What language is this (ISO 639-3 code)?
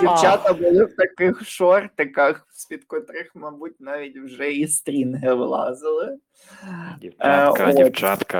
ukr